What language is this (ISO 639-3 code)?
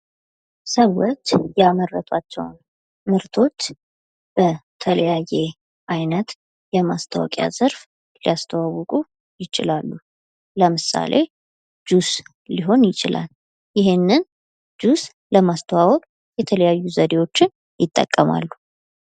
amh